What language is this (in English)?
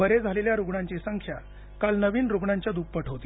Marathi